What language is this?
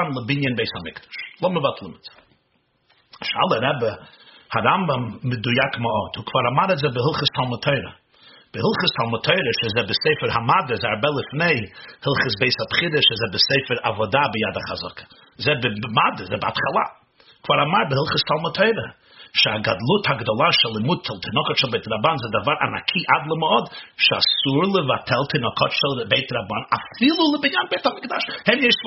Hebrew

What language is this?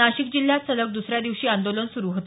Marathi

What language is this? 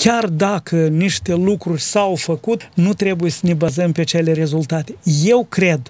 Romanian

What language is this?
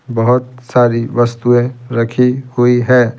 Hindi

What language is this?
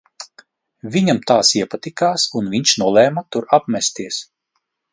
Latvian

